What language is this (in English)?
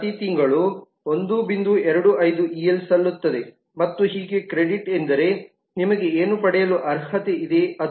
Kannada